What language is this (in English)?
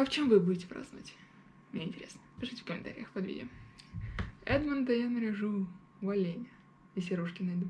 Russian